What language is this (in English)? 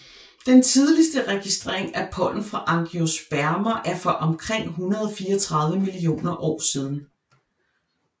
Danish